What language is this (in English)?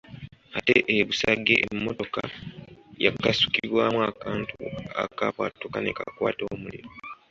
Ganda